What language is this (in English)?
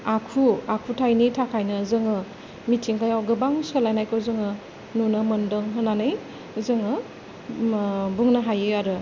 Bodo